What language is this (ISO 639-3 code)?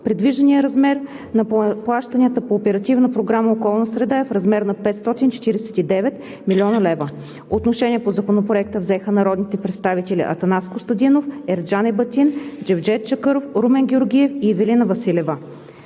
bul